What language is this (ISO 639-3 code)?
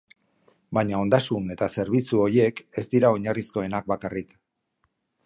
eus